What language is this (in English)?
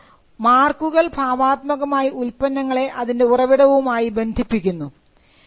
Malayalam